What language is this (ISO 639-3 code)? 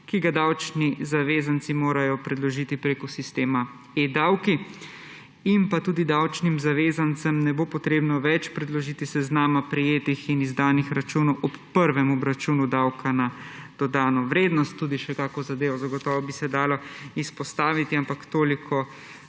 slv